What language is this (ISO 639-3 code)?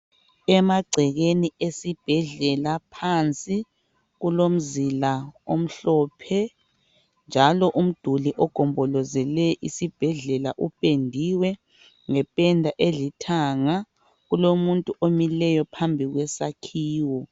nde